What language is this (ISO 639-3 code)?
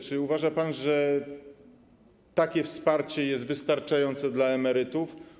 pol